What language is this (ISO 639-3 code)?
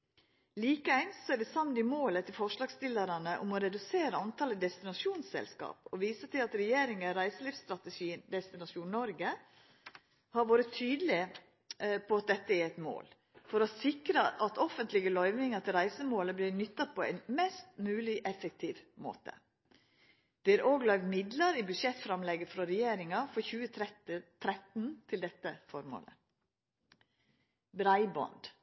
nno